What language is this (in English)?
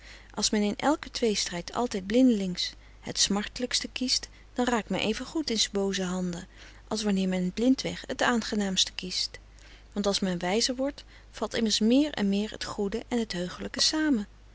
Dutch